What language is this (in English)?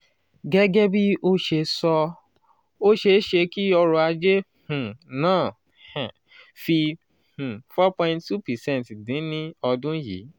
Yoruba